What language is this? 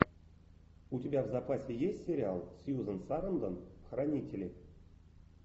Russian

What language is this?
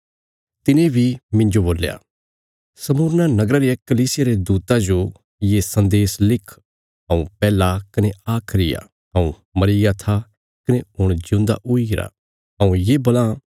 Bilaspuri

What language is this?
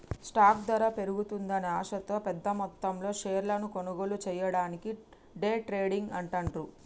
Telugu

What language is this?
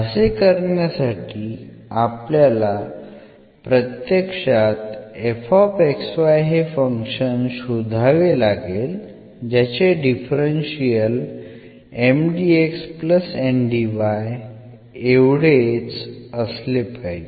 Marathi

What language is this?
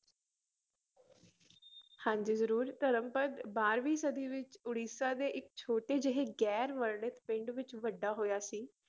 Punjabi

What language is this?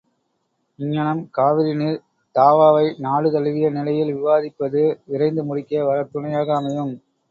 Tamil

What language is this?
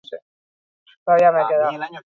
Basque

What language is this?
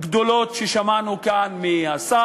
Hebrew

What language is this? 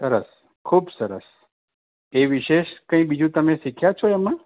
Gujarati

